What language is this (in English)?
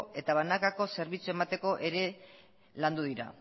Basque